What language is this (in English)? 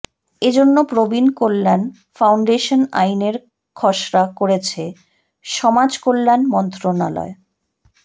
Bangla